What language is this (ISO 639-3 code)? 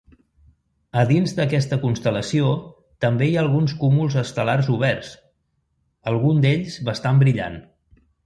cat